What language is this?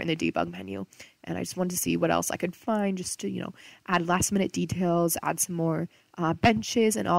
English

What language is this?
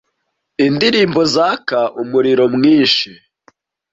Kinyarwanda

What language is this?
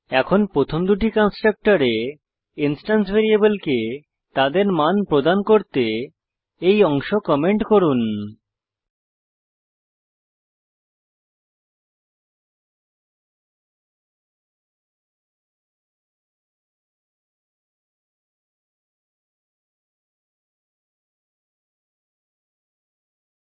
Bangla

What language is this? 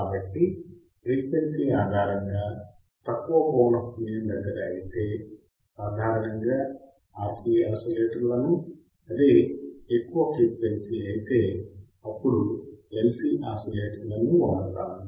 Telugu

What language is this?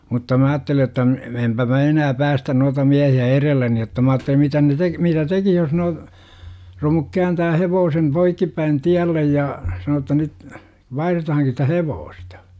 Finnish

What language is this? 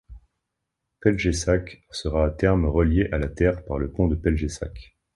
French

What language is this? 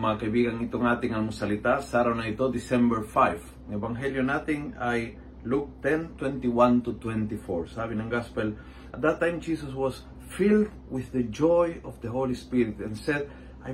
Filipino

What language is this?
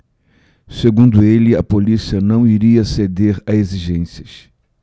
Portuguese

